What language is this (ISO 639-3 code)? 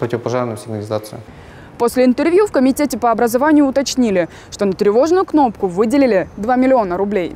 rus